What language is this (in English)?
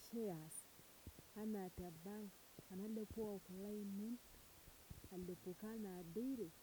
Masai